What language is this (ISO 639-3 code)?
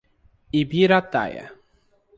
por